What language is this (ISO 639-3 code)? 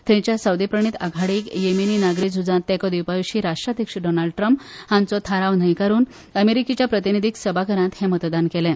kok